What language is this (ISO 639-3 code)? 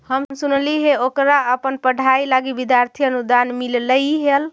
mag